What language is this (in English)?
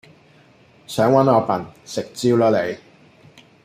Cantonese